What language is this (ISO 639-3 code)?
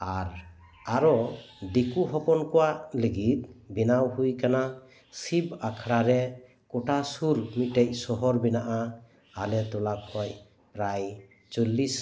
sat